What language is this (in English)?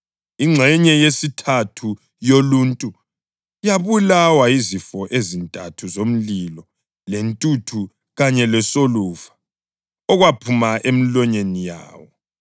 North Ndebele